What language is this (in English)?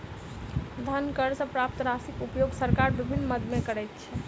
Maithili